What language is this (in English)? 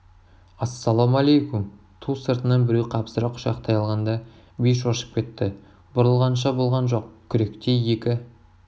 Kazakh